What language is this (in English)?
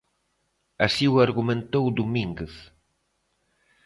Galician